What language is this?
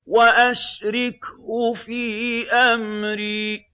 Arabic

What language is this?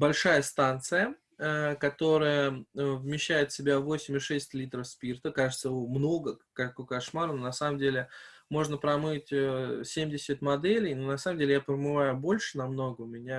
Russian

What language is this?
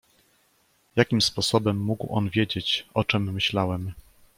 Polish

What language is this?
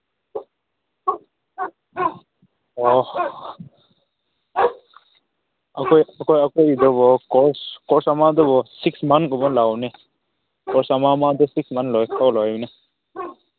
Manipuri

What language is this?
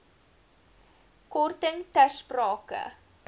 Afrikaans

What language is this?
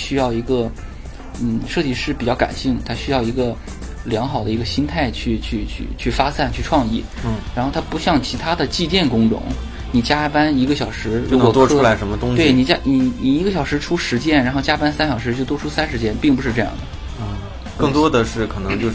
Chinese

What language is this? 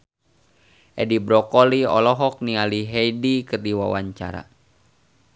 Sundanese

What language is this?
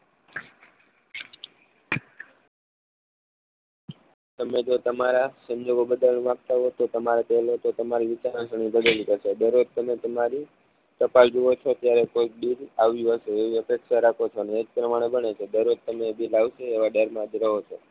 Gujarati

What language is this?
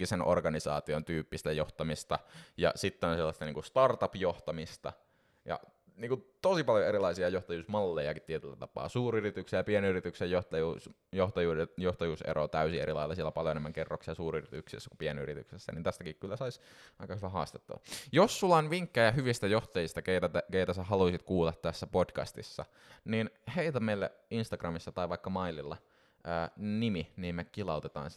Finnish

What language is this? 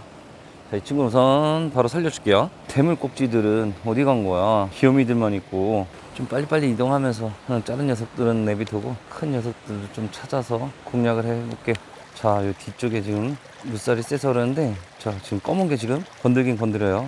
Korean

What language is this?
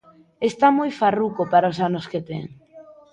Galician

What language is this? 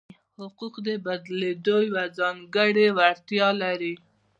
Pashto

